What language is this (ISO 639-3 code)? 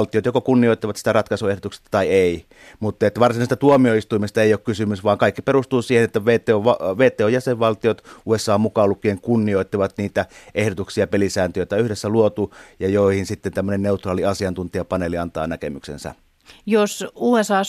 fin